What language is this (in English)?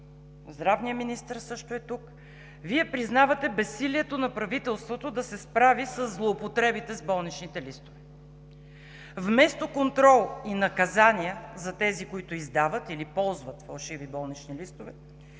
Bulgarian